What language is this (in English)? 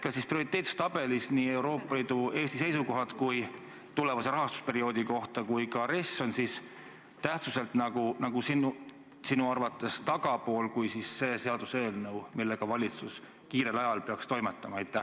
Estonian